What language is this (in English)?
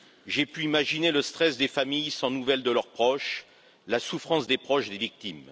French